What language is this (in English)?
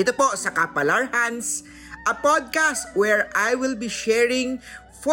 Filipino